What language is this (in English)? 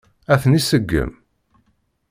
Kabyle